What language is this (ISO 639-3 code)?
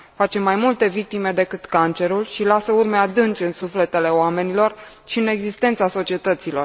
ron